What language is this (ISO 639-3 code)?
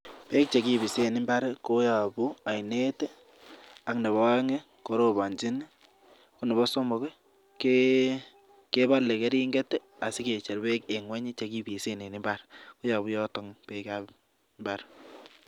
kln